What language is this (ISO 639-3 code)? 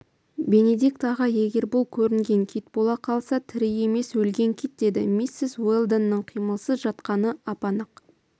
kaz